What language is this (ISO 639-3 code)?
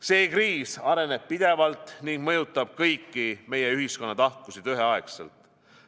est